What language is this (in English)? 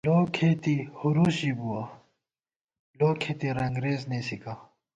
Gawar-Bati